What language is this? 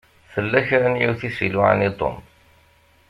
Kabyle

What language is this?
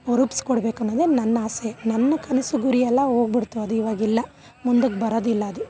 Kannada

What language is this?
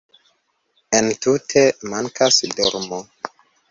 Esperanto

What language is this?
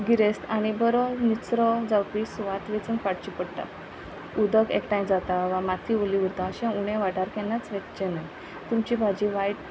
Konkani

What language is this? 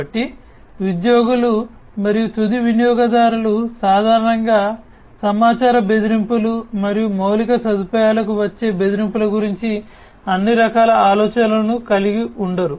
Telugu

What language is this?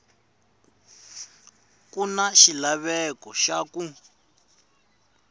Tsonga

